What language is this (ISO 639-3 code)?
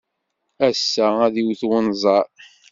kab